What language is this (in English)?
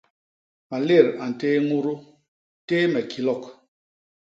Basaa